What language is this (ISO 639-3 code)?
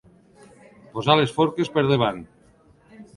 cat